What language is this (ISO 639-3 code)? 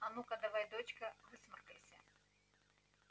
rus